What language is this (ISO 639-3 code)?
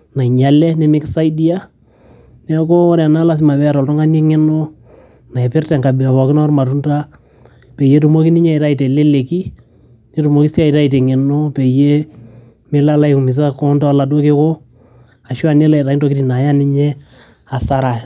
mas